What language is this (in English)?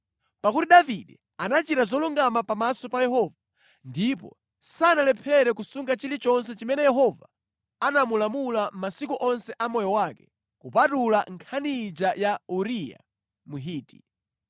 Nyanja